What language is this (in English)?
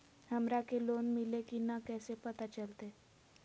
Magahi